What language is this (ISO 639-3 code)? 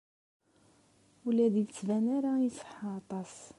kab